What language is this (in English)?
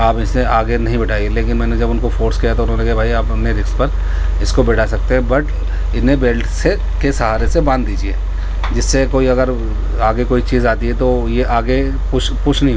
Urdu